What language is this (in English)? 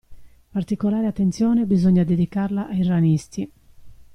Italian